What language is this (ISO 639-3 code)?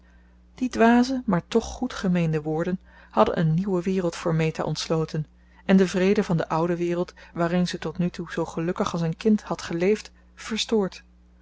nld